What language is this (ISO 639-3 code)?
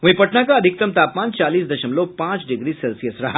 hin